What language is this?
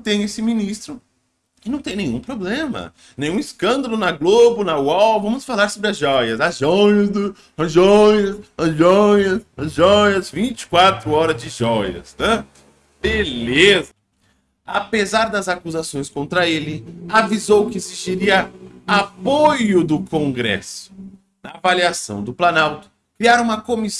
Portuguese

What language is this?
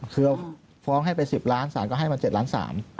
Thai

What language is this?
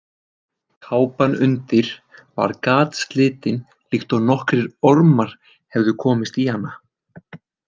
Icelandic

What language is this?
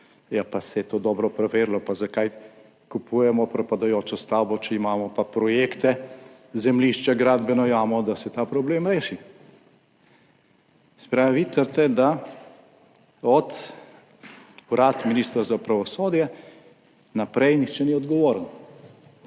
Slovenian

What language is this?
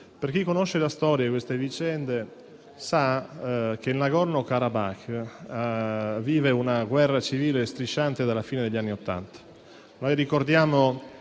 Italian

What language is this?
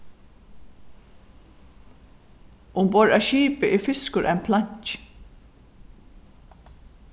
Faroese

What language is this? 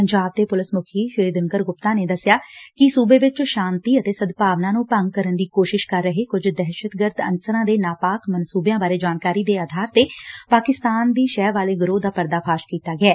Punjabi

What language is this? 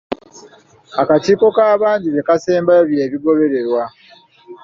Ganda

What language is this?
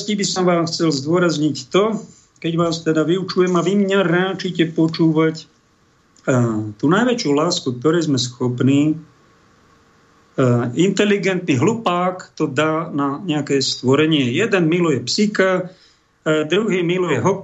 Slovak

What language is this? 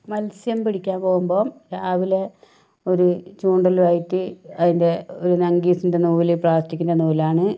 Malayalam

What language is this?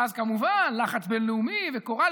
Hebrew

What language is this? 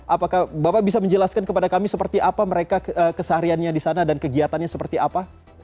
Indonesian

